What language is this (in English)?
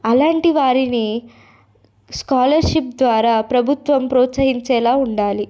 Telugu